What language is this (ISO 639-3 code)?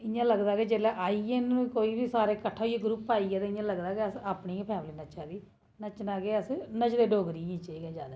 doi